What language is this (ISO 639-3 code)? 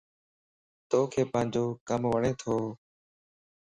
lss